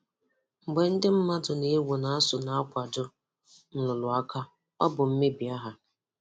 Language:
Igbo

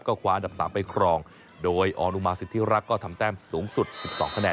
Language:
Thai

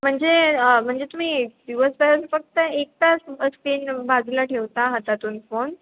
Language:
Marathi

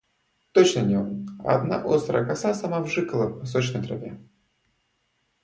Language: Russian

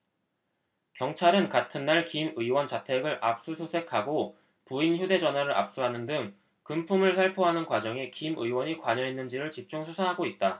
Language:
Korean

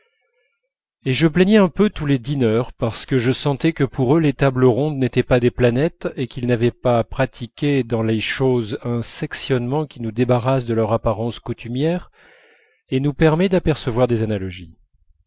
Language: French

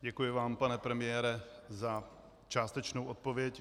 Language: Czech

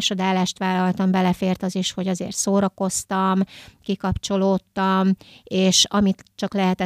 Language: Hungarian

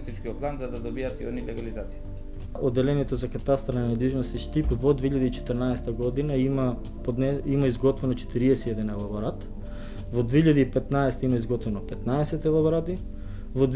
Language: Macedonian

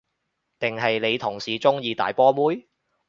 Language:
Cantonese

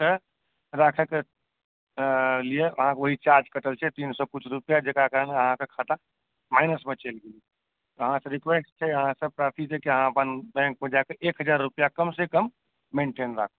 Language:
Maithili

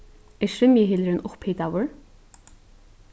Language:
Faroese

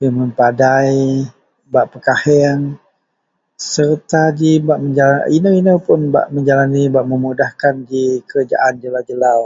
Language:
Central Melanau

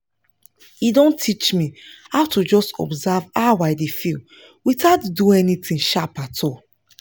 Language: Nigerian Pidgin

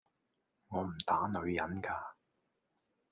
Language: Cantonese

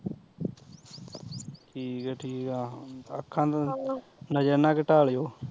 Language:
Punjabi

